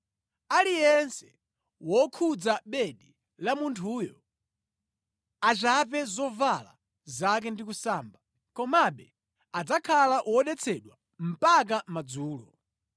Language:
Nyanja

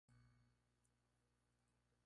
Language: Spanish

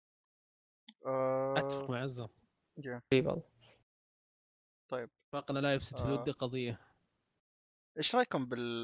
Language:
Arabic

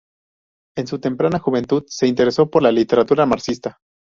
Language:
Spanish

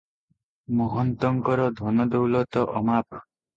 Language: Odia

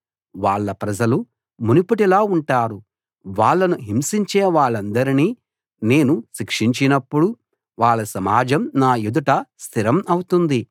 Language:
Telugu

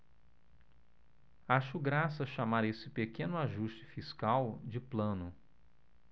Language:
Portuguese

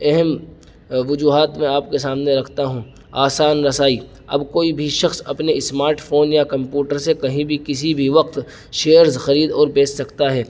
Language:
Urdu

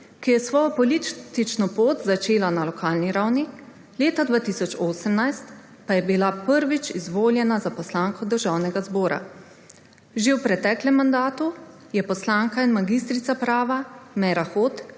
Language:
Slovenian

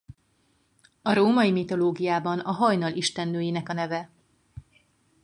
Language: Hungarian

